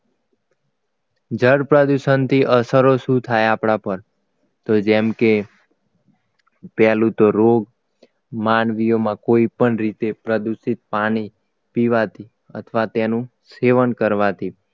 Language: Gujarati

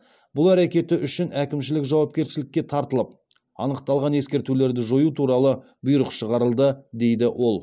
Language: Kazakh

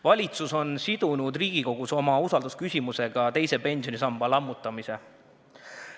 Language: Estonian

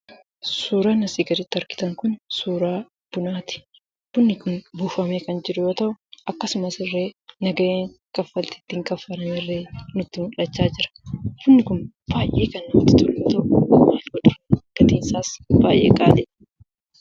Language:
Oromo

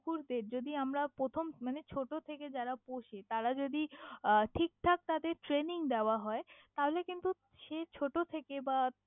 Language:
Bangla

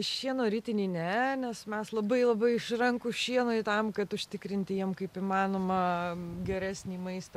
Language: Lithuanian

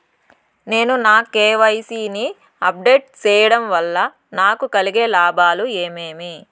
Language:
Telugu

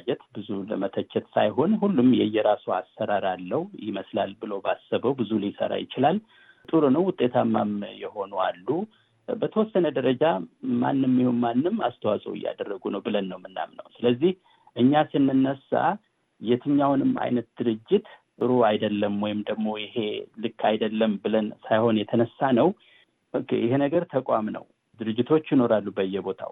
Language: Amharic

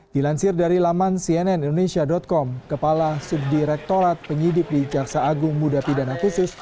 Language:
Indonesian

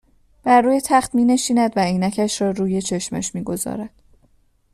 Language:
Persian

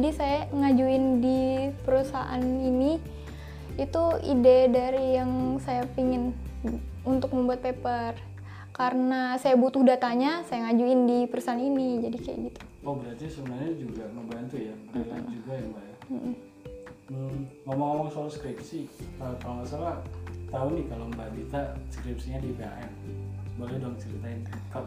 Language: Indonesian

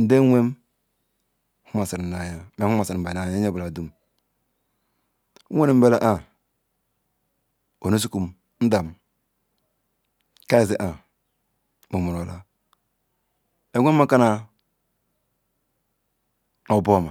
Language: Ikwere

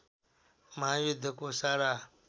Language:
Nepali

